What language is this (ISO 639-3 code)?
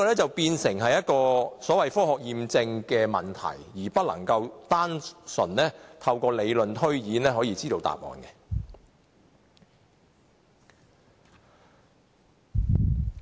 yue